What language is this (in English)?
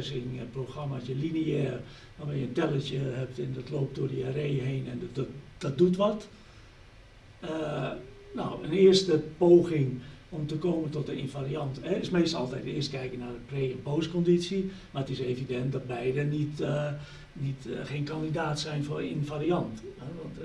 Dutch